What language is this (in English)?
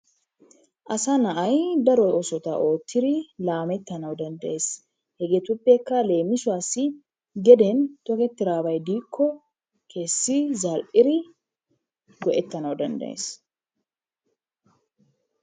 Wolaytta